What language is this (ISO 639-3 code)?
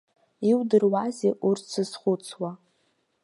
abk